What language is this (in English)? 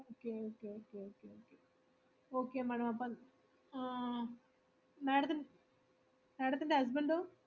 Malayalam